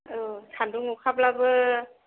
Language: Bodo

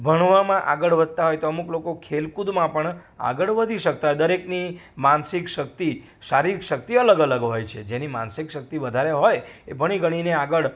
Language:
Gujarati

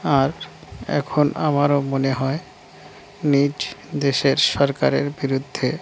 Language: Bangla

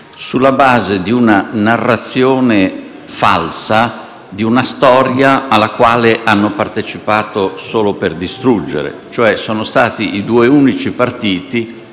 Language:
Italian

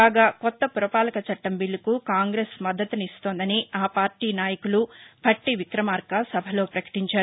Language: Telugu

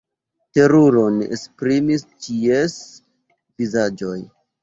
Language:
Esperanto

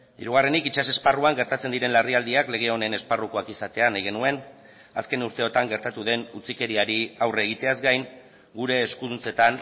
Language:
Basque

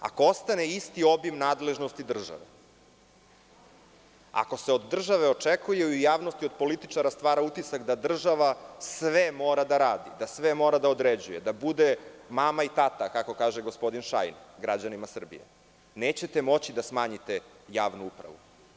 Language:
Serbian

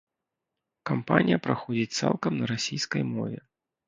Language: Belarusian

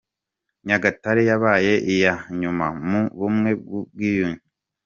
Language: Kinyarwanda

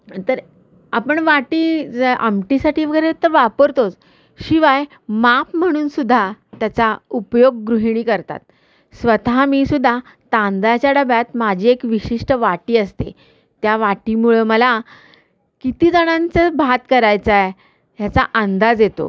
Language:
Marathi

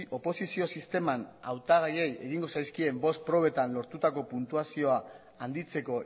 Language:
Basque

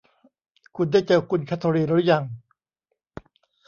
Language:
Thai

